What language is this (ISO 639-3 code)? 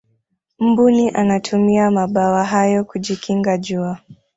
swa